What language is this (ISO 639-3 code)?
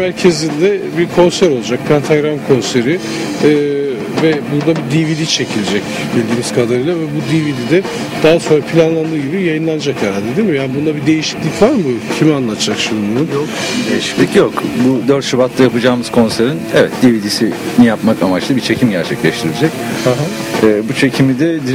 tur